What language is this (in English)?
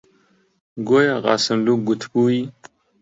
Central Kurdish